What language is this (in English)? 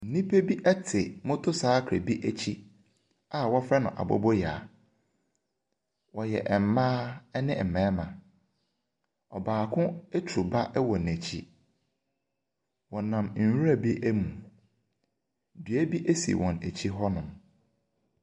Akan